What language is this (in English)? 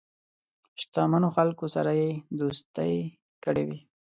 Pashto